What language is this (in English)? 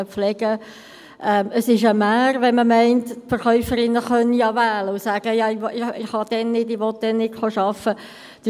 Swiss German